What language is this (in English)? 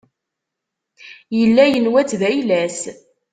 Kabyle